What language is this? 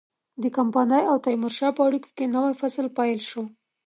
Pashto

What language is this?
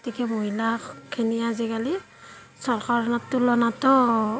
Assamese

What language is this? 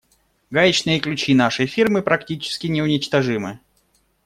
Russian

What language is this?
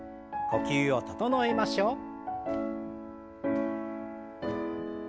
Japanese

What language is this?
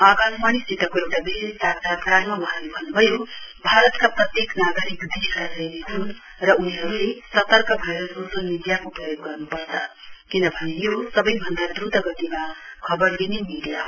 Nepali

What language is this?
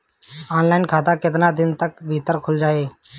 Bhojpuri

